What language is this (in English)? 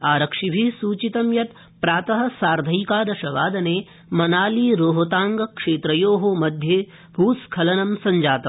Sanskrit